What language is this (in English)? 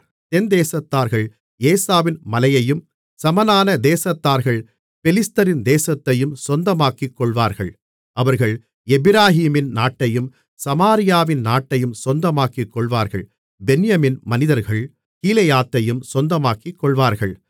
Tamil